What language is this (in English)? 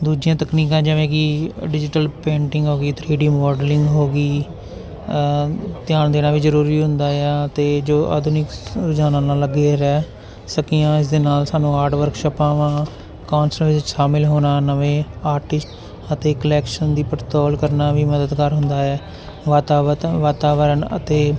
Punjabi